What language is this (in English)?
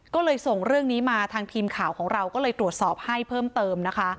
Thai